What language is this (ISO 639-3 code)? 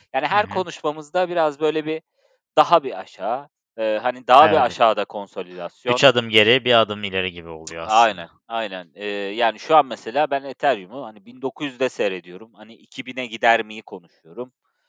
tur